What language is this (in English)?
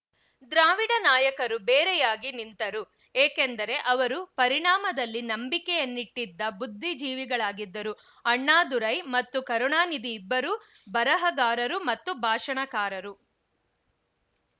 Kannada